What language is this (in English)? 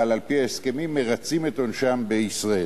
Hebrew